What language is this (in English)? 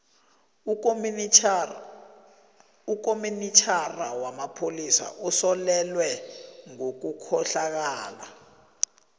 South Ndebele